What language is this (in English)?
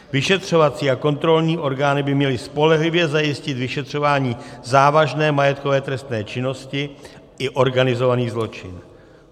Czech